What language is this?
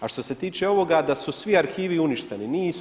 Croatian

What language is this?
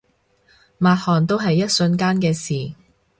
Cantonese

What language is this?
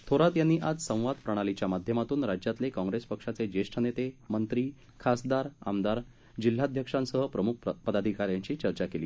Marathi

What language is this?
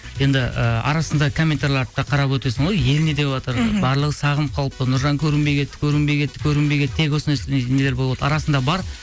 Kazakh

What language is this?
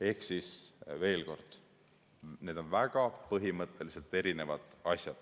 Estonian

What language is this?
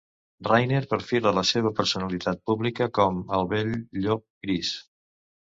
Catalan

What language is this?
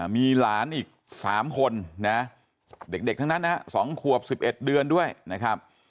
Thai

